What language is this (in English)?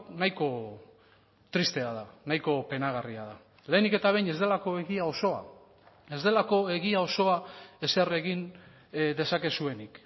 Basque